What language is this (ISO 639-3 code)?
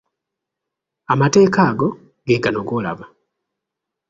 lug